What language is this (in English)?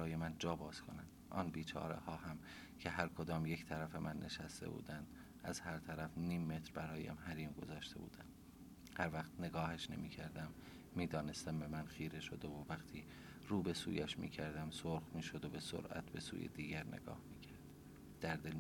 Persian